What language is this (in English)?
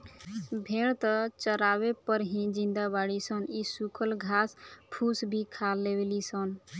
Bhojpuri